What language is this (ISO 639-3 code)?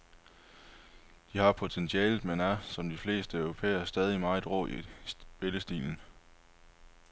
dan